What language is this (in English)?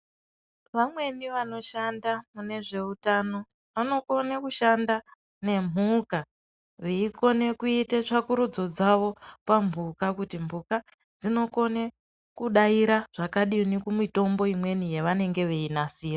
Ndau